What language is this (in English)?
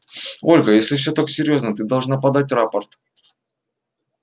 Russian